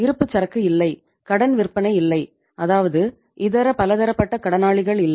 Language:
Tamil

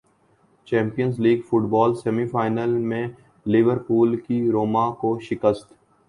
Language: Urdu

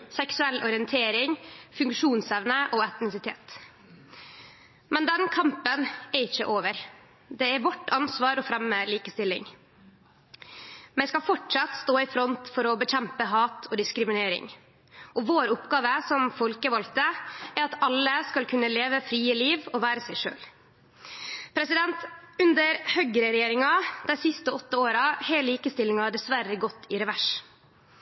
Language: Norwegian Nynorsk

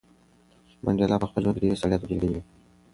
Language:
Pashto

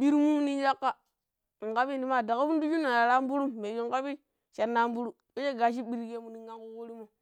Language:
Pero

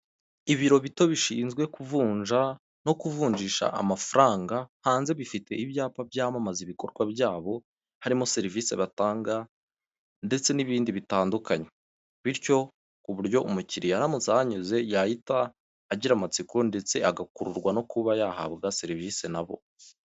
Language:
Kinyarwanda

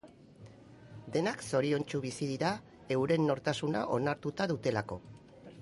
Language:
Basque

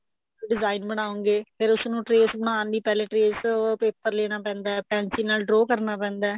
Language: Punjabi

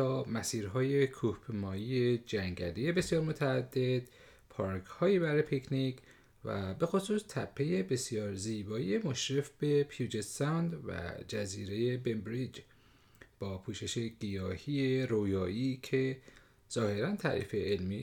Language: Persian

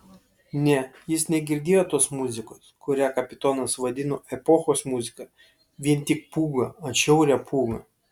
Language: Lithuanian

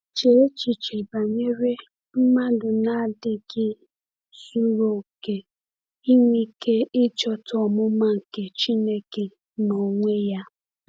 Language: Igbo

